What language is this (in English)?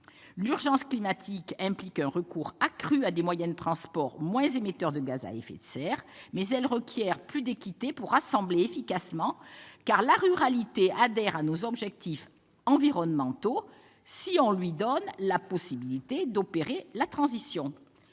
French